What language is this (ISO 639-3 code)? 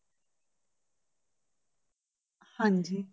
pan